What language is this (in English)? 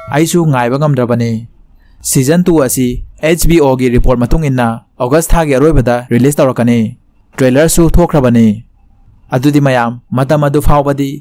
Thai